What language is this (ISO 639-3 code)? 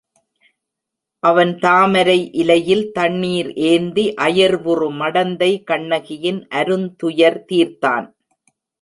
tam